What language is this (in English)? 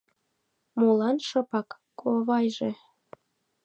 Mari